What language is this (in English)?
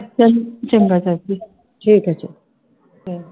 Punjabi